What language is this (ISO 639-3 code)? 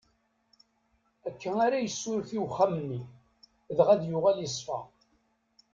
kab